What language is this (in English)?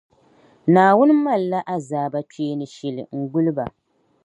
Dagbani